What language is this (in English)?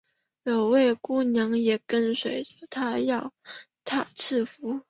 Chinese